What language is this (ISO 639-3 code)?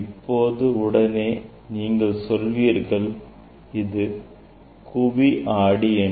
tam